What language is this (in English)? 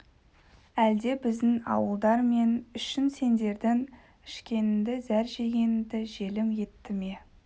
Kazakh